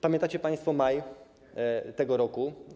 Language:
Polish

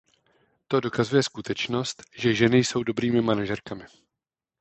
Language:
Czech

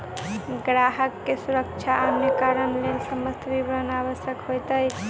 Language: Maithili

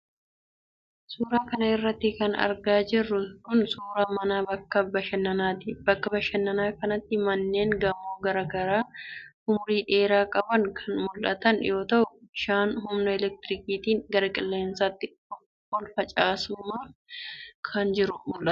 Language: Oromo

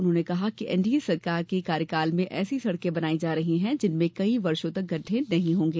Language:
Hindi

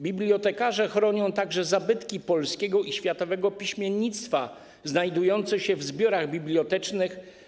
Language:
Polish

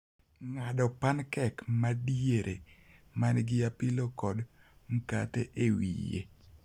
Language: Luo (Kenya and Tanzania)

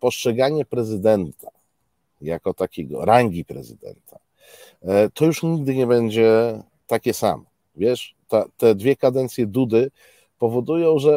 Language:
Polish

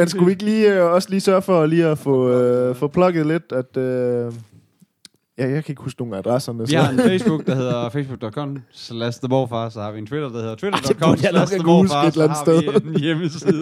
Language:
Danish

